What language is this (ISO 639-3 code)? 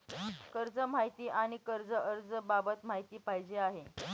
mar